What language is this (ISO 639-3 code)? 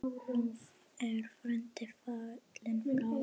isl